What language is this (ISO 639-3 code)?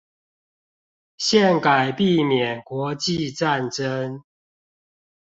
zho